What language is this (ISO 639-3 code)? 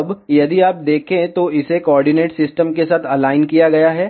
hin